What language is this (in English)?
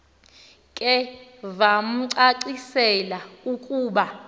Xhosa